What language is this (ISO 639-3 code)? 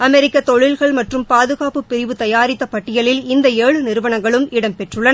tam